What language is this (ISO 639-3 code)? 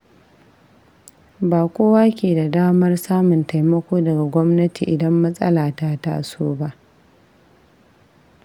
hau